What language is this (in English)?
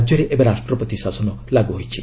Odia